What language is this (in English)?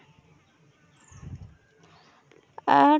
Santali